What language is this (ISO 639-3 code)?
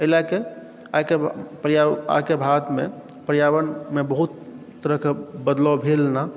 mai